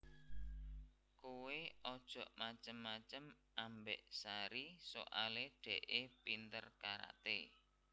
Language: Javanese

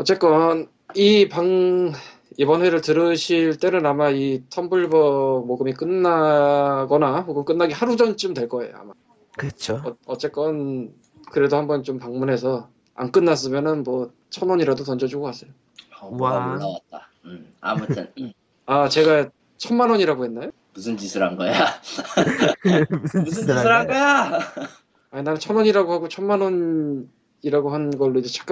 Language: Korean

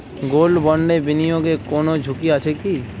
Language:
Bangla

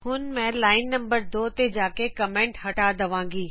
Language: Punjabi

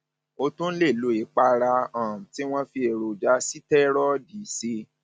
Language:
Yoruba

